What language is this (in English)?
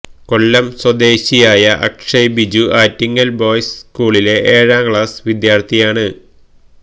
Malayalam